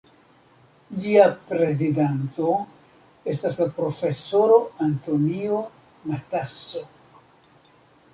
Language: Esperanto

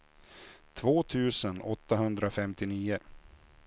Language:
Swedish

